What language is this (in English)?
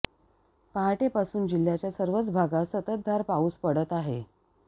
Marathi